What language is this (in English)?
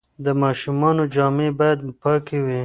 Pashto